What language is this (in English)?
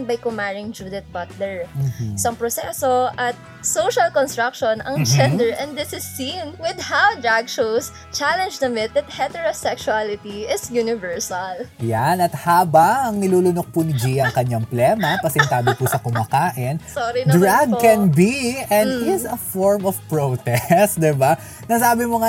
Filipino